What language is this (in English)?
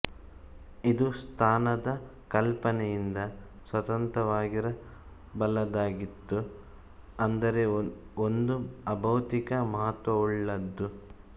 Kannada